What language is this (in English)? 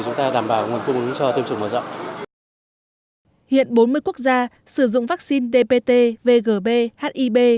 Vietnamese